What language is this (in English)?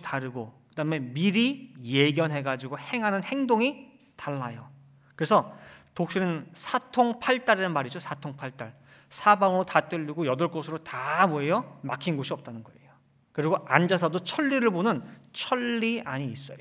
Korean